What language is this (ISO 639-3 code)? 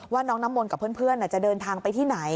tha